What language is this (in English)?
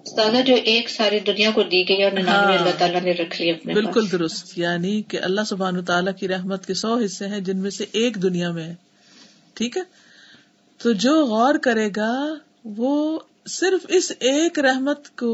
Urdu